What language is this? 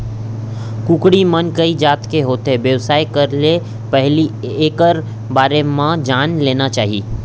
Chhattisgarhi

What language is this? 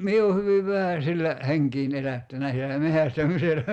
Finnish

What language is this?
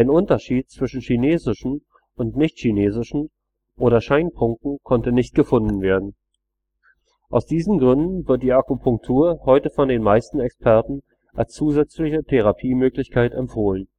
German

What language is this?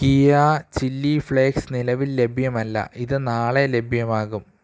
Malayalam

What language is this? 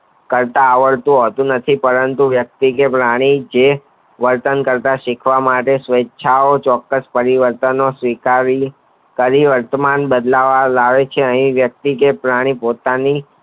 Gujarati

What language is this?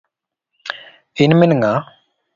Luo (Kenya and Tanzania)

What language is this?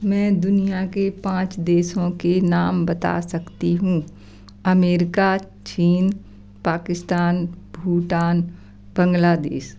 Hindi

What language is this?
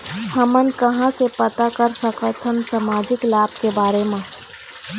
Chhattisgarhi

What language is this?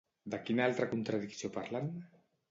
Catalan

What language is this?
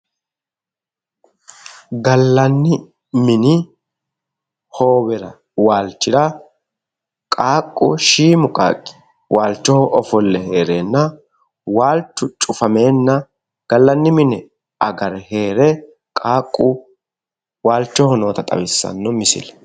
Sidamo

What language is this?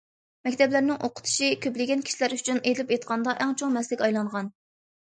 Uyghur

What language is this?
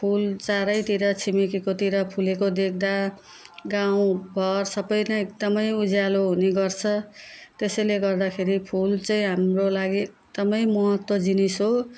Nepali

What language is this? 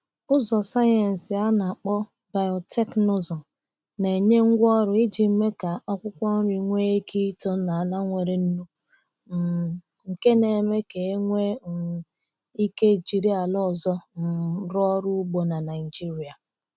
Igbo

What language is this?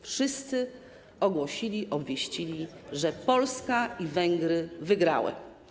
Polish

